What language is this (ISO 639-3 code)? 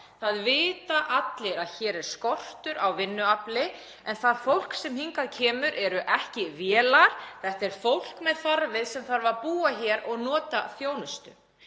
isl